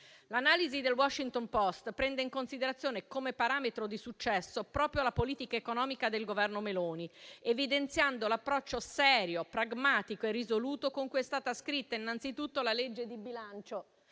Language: Italian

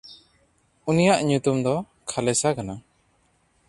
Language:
Santali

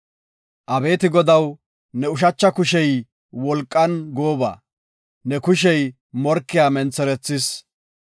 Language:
Gofa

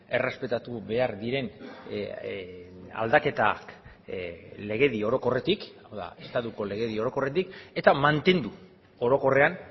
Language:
Basque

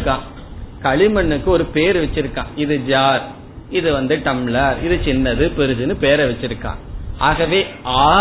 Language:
Tamil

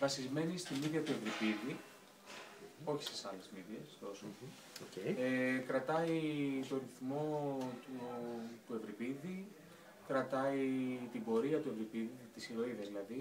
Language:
Greek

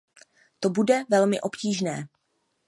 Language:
Czech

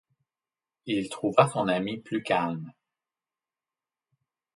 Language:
French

